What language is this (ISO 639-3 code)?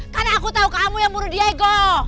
ind